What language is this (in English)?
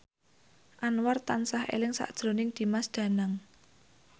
Javanese